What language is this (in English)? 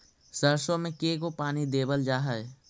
Magahi